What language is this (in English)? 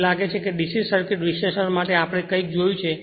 Gujarati